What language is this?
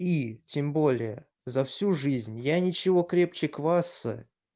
Russian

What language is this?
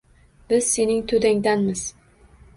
Uzbek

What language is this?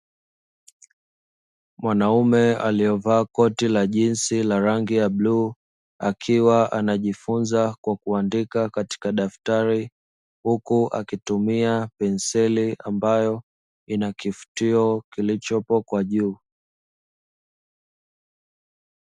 Swahili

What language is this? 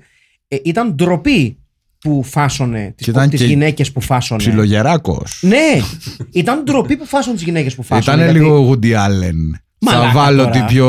Greek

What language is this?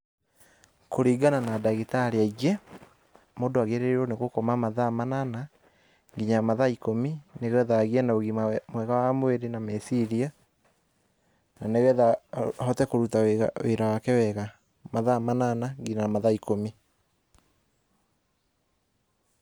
Kikuyu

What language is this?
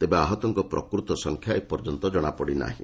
Odia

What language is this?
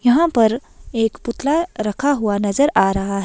Hindi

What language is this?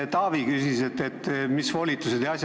Estonian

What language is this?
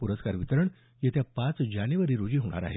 Marathi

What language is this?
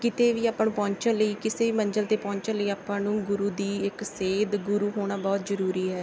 Punjabi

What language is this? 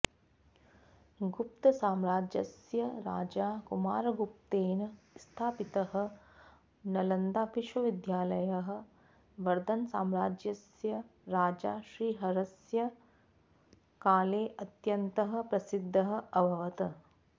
Sanskrit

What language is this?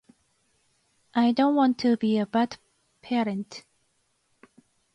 Japanese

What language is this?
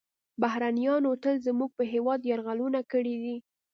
Pashto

